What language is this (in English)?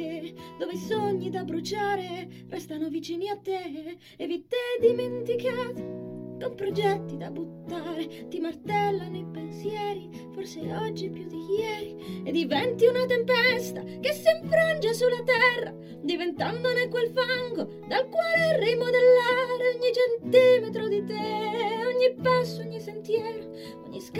Italian